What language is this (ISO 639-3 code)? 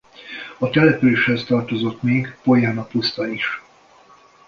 hun